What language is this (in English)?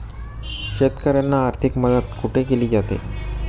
Marathi